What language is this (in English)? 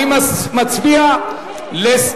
Hebrew